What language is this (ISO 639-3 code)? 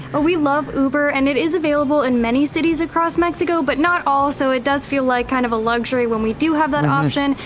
eng